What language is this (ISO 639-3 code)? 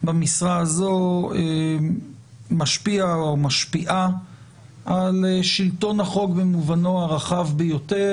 heb